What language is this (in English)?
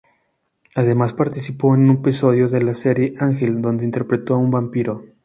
Spanish